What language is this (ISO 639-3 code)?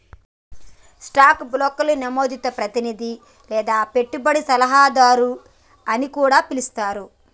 tel